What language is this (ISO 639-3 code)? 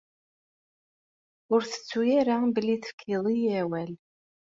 kab